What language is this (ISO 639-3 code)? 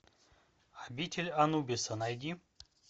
rus